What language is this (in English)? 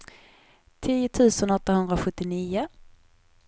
Swedish